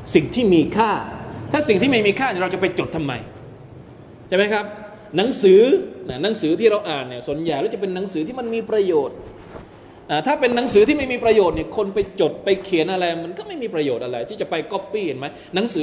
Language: Thai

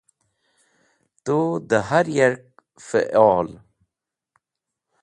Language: Wakhi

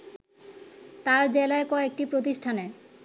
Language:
Bangla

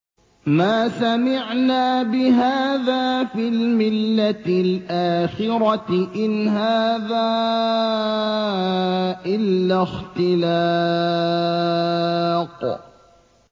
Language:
Arabic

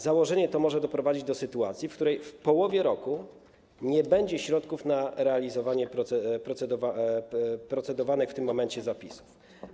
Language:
Polish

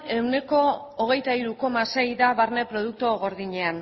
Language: Basque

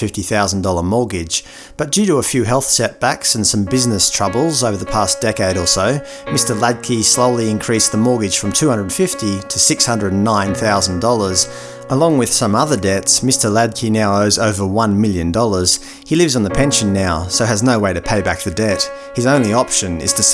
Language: English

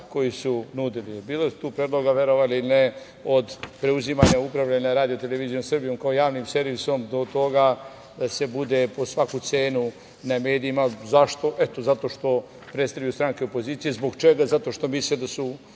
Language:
Serbian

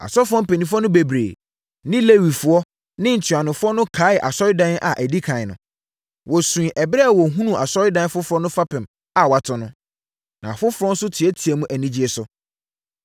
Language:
Akan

